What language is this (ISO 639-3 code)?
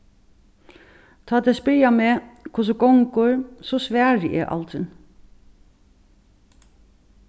fao